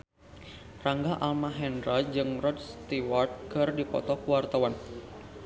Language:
Sundanese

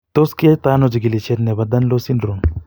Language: Kalenjin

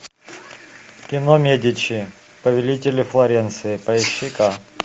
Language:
Russian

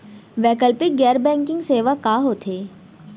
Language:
Chhattisgarhi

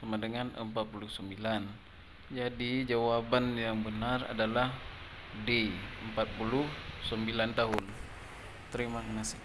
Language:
Indonesian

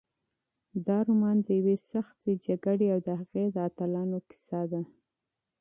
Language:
Pashto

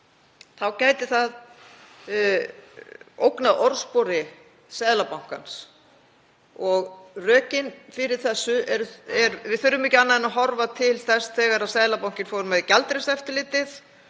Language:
Icelandic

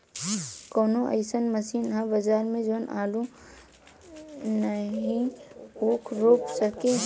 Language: Bhojpuri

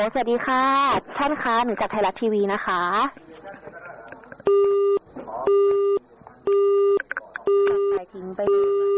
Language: Thai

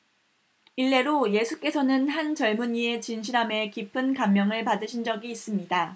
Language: Korean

